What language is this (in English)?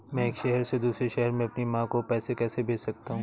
Hindi